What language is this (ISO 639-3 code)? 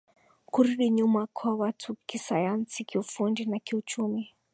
swa